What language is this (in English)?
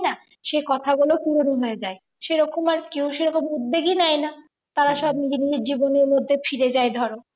Bangla